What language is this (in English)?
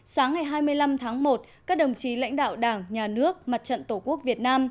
Vietnamese